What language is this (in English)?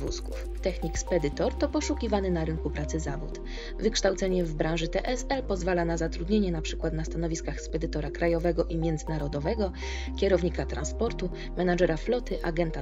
Polish